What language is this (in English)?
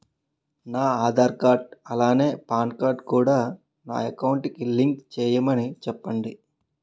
Telugu